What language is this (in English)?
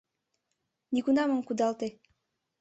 Mari